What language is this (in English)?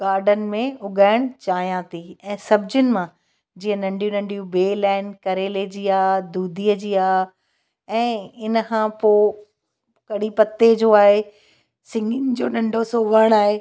Sindhi